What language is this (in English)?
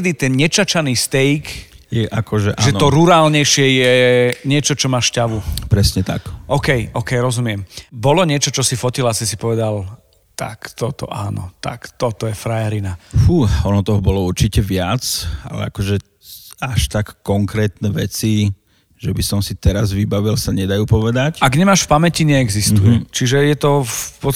Slovak